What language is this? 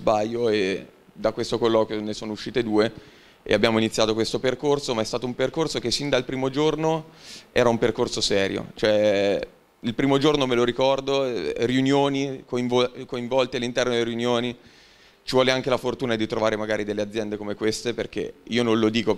Italian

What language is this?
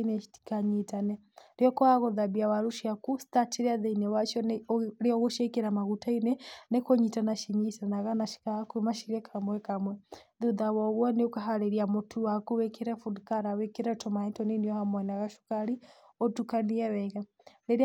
Kikuyu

